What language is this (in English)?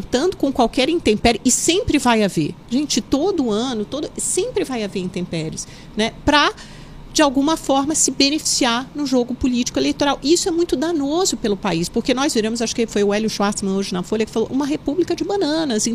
Portuguese